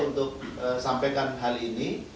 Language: Indonesian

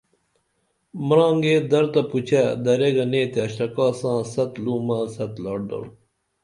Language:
Dameli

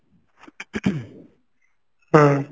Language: Odia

